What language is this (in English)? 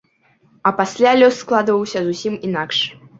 Belarusian